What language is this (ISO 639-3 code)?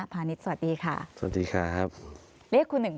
tha